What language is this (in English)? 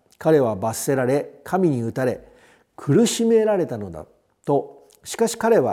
Japanese